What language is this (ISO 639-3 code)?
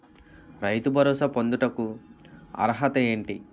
tel